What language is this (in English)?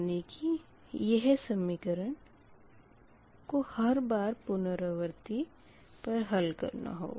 Hindi